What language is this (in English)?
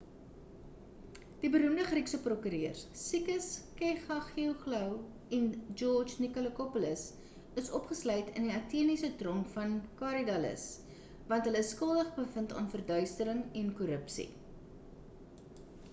Afrikaans